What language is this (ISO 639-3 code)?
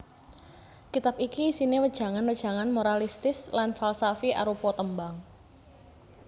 jav